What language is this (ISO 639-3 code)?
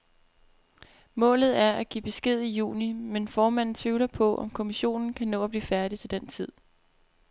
dan